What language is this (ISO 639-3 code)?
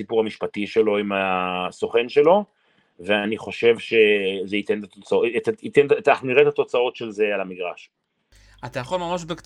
heb